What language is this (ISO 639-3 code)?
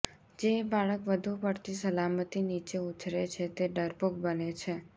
guj